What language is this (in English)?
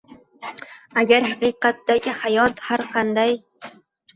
Uzbek